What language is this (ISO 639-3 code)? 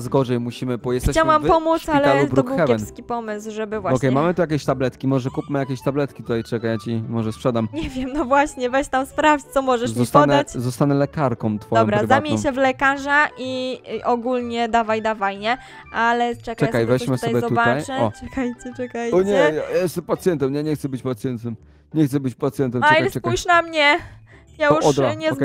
pol